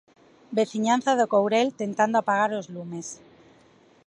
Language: Galician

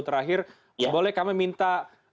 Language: Indonesian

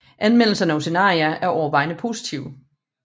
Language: Danish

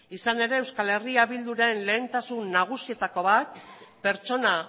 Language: Basque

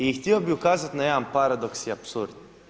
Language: Croatian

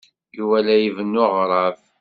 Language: Kabyle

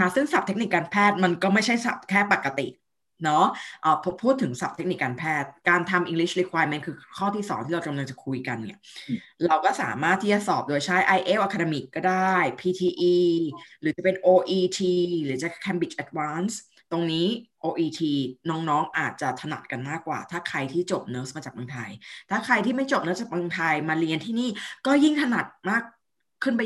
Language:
Thai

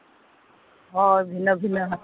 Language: Santali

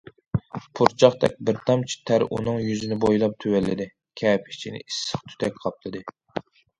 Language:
Uyghur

